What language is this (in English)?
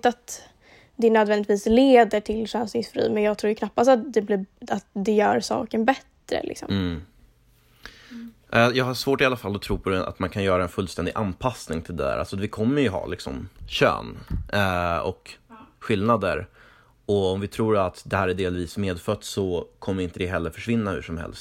Swedish